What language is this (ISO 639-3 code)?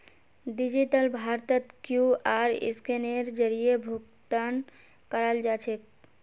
mag